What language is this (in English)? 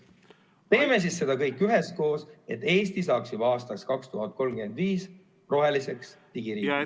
Estonian